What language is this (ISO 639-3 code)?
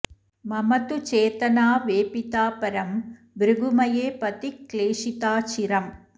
san